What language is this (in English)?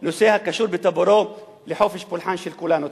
Hebrew